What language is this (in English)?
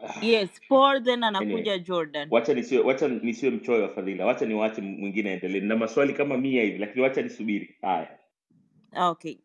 Swahili